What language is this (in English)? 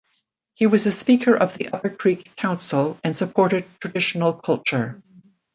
English